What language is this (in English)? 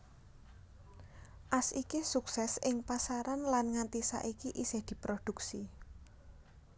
Javanese